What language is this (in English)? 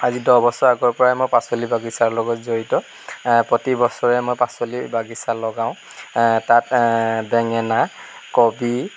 Assamese